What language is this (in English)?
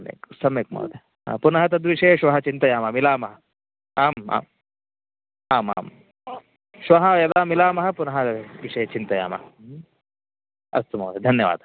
Sanskrit